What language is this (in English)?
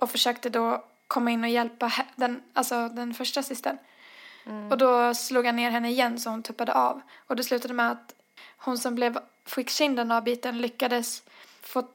Swedish